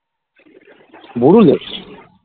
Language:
Bangla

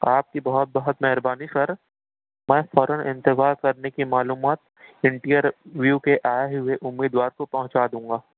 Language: Urdu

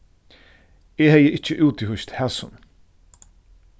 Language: Faroese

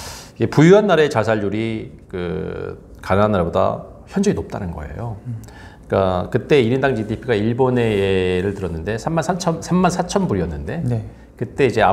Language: Korean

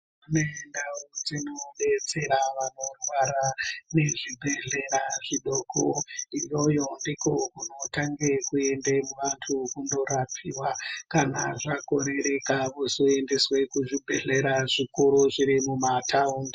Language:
Ndau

